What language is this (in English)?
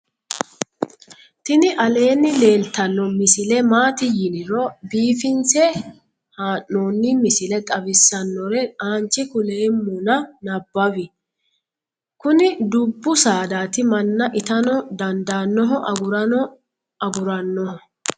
Sidamo